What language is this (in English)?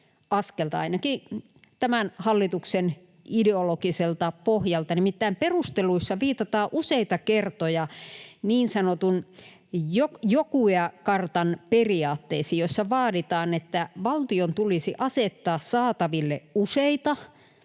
Finnish